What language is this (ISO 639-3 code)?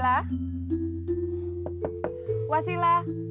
ind